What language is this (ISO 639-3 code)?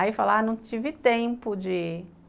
por